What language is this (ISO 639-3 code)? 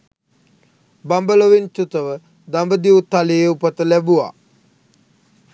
sin